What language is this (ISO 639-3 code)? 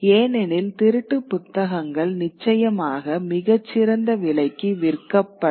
tam